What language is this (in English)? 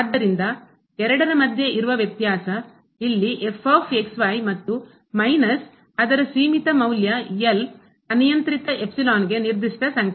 Kannada